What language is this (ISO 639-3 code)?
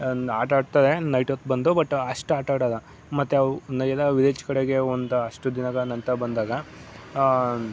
kan